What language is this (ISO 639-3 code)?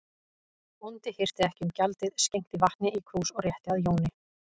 isl